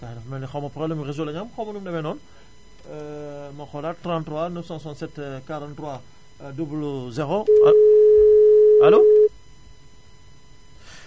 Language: Wolof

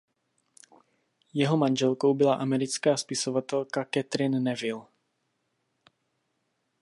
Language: Czech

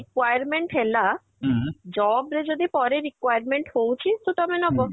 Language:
Odia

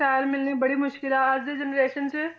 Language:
Punjabi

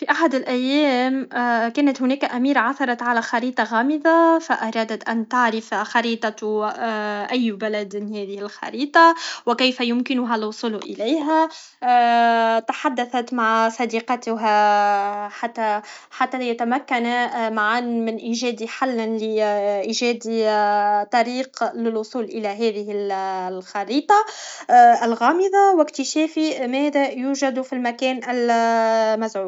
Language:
Tunisian Arabic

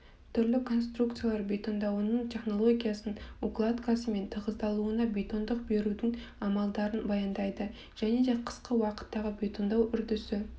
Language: Kazakh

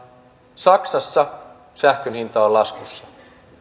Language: Finnish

